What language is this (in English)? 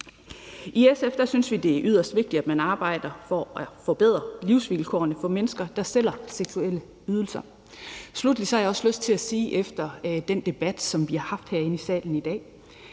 Danish